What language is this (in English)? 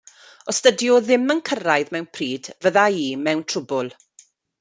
Welsh